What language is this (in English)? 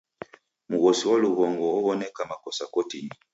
Taita